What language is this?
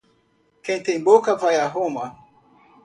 Portuguese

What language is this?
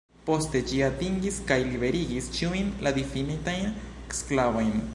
Esperanto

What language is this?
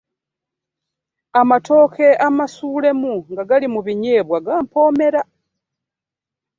Ganda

